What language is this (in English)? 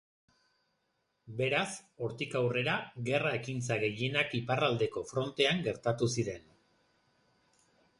Basque